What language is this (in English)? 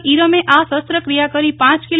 Gujarati